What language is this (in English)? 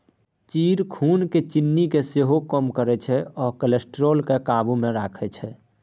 Maithili